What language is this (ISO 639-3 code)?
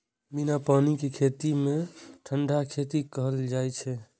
mai